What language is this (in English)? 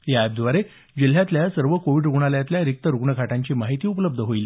Marathi